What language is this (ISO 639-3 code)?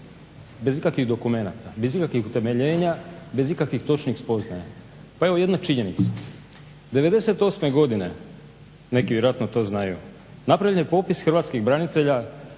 hrv